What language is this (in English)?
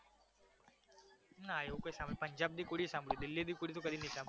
Gujarati